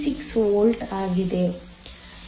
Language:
Kannada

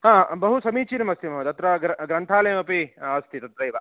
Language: Sanskrit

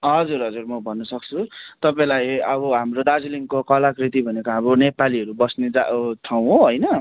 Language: Nepali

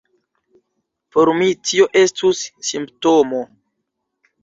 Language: Esperanto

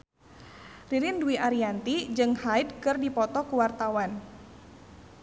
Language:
Sundanese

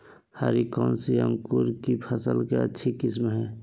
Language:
Magahi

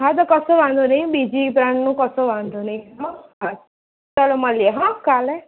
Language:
Gujarati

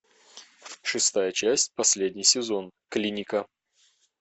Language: Russian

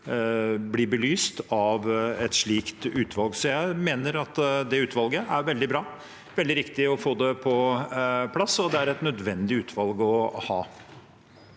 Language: Norwegian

